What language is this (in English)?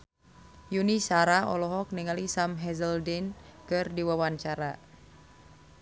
Sundanese